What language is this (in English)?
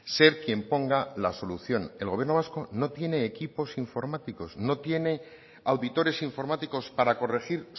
Spanish